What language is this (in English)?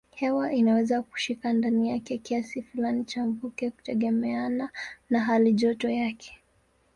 Swahili